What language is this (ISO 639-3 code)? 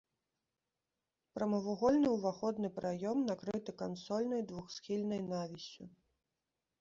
bel